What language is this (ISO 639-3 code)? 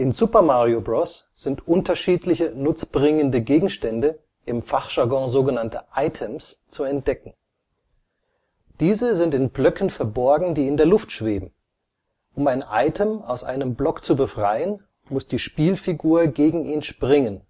deu